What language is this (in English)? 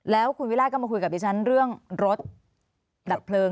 Thai